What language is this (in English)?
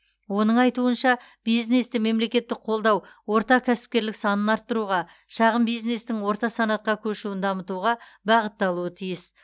Kazakh